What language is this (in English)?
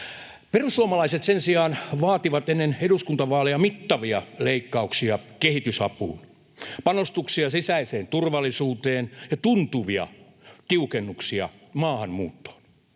Finnish